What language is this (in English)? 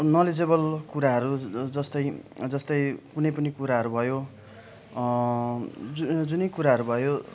Nepali